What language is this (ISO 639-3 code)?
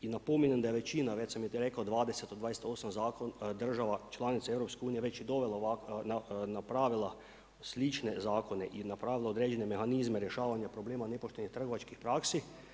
hrv